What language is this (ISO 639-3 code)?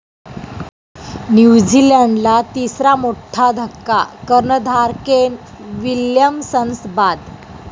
mar